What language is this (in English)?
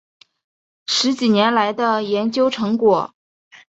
Chinese